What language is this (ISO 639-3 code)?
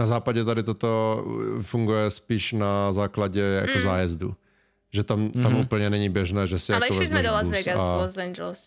ces